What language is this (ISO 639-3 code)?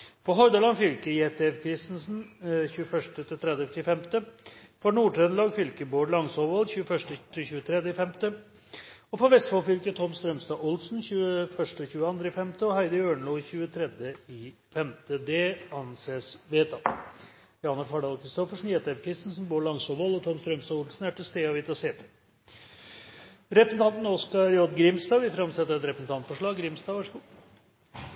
nob